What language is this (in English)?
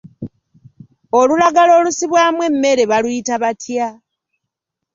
Ganda